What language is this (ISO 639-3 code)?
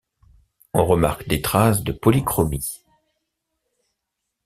fra